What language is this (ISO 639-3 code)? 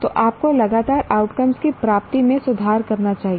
hin